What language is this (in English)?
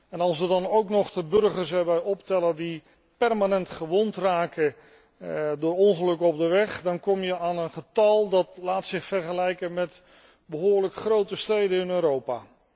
Dutch